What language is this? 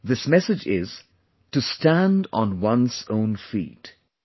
English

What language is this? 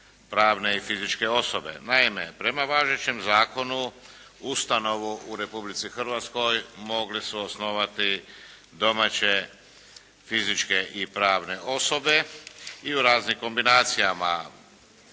Croatian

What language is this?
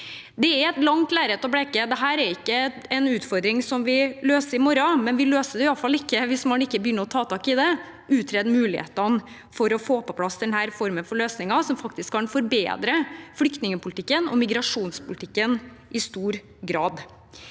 Norwegian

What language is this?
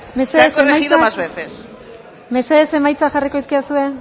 Basque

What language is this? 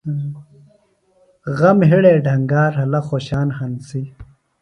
Phalura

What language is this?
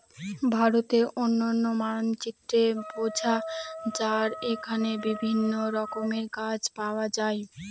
Bangla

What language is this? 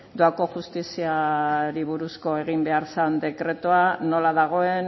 Basque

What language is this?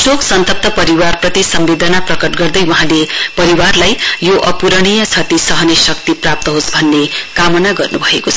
Nepali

